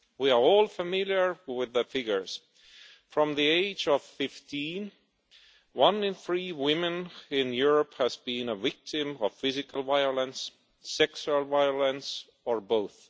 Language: English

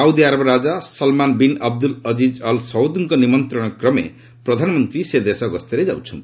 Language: Odia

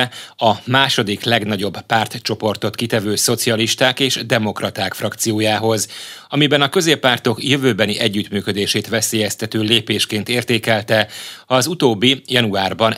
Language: Hungarian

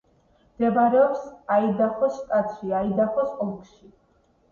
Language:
Georgian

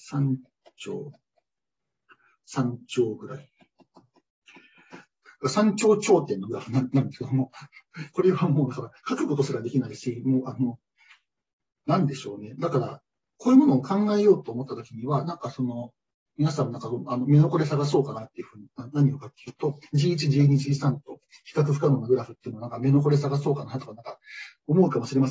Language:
Japanese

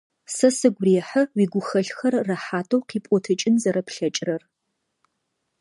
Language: Adyghe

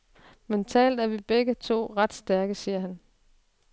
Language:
Danish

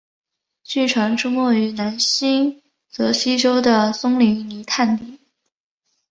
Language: Chinese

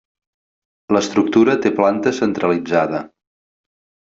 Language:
Catalan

